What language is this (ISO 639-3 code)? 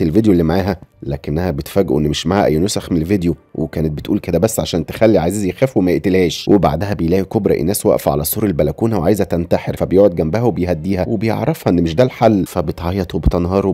ara